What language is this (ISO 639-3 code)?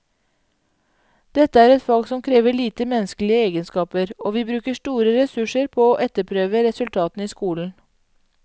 nor